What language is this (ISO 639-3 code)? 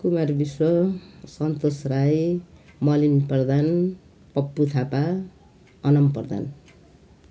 nep